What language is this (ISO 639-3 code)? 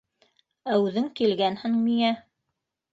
bak